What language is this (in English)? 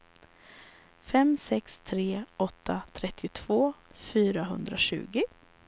Swedish